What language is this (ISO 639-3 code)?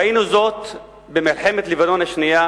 heb